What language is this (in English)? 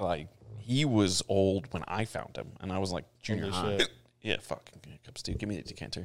English